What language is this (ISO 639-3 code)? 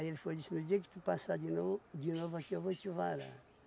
por